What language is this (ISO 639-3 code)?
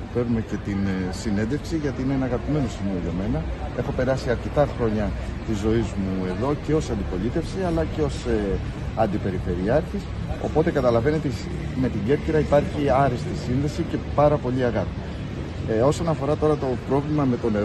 ell